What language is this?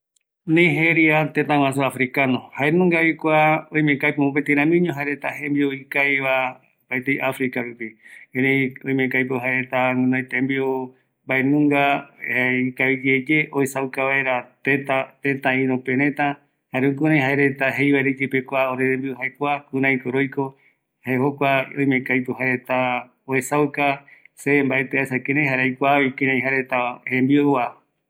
Eastern Bolivian Guaraní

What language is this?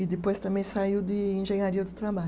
Portuguese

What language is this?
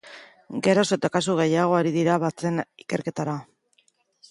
Basque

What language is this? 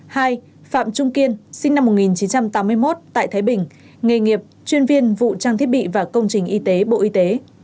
Vietnamese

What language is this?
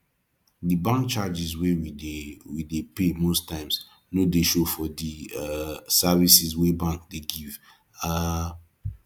Nigerian Pidgin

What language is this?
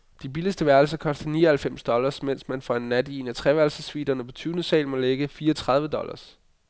Danish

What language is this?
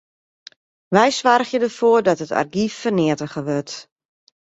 Western Frisian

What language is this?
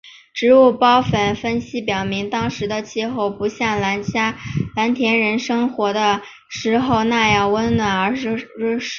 Chinese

